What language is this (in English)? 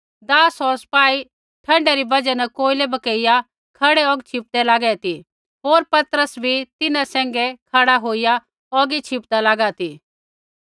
Kullu Pahari